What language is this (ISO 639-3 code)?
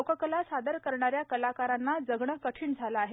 mar